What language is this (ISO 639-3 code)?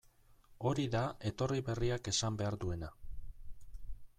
eus